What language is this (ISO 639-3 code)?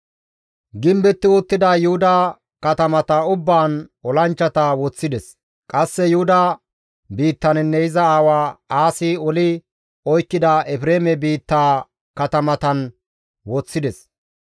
gmv